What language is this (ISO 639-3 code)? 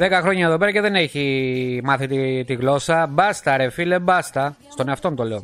ell